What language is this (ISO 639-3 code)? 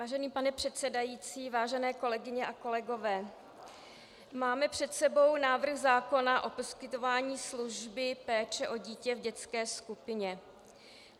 ces